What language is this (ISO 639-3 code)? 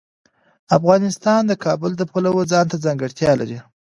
pus